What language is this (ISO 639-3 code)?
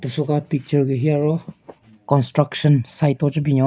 nre